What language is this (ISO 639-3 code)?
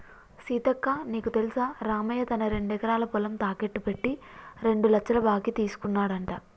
tel